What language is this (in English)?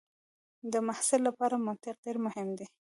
Pashto